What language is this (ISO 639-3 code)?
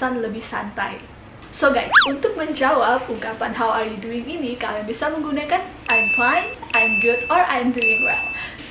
ind